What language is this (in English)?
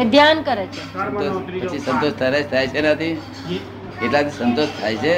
Gujarati